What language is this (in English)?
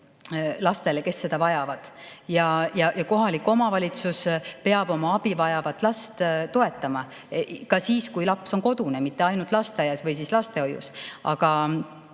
Estonian